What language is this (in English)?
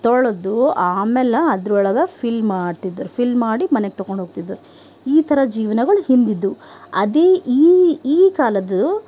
Kannada